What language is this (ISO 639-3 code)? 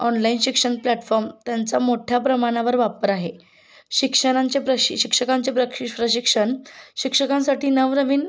mar